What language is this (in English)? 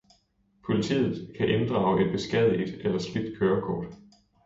Danish